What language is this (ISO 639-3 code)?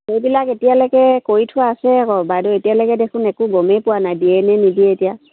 asm